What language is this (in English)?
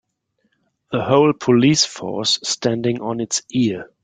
English